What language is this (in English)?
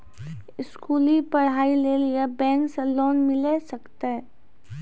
Maithili